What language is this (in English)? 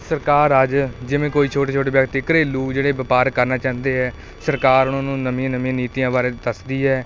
Punjabi